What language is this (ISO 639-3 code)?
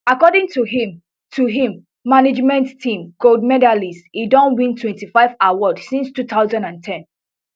pcm